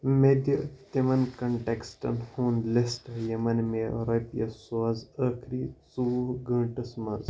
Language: Kashmiri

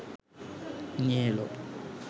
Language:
Bangla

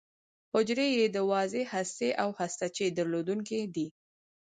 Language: Pashto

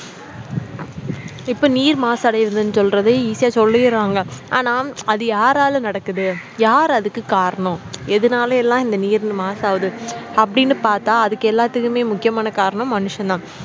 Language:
Tamil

